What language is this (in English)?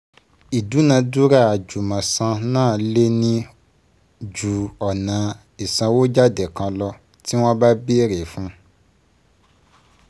Yoruba